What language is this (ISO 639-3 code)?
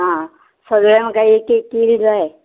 kok